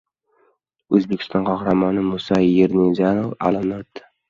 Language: Uzbek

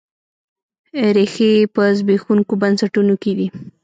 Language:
Pashto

